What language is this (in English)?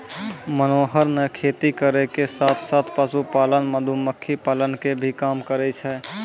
Maithili